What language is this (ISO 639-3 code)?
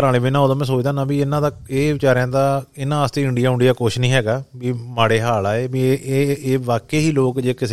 pan